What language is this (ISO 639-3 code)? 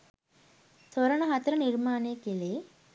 sin